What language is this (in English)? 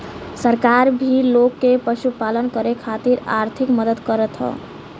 Bhojpuri